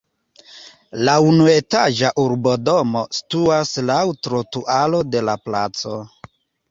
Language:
Esperanto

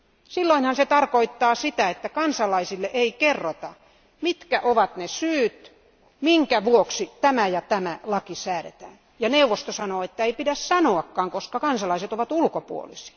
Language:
Finnish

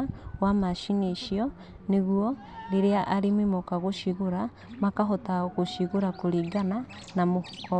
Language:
Kikuyu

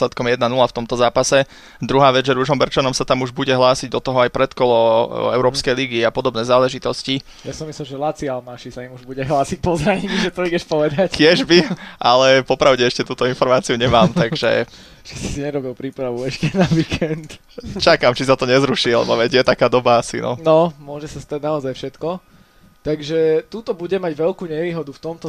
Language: Slovak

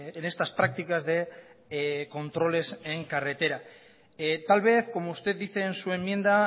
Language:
Spanish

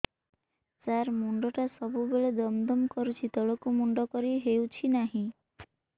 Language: Odia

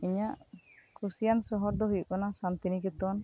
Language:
Santali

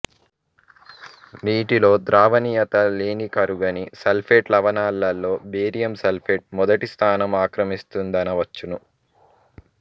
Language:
Telugu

